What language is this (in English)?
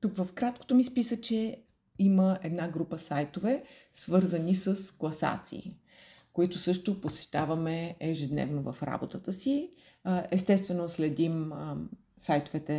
Bulgarian